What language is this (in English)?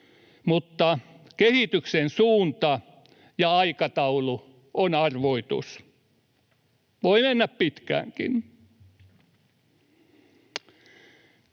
Finnish